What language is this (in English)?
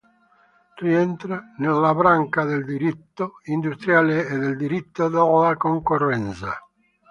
Italian